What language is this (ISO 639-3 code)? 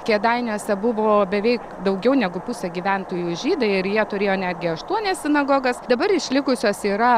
lit